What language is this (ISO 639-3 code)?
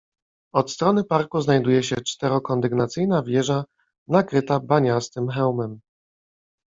pol